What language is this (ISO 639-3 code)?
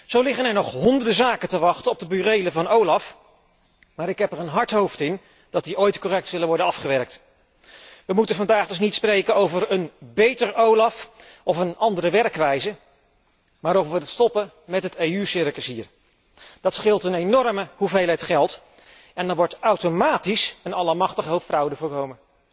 nld